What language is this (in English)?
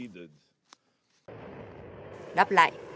Vietnamese